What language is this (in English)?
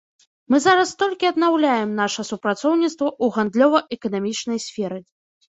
Belarusian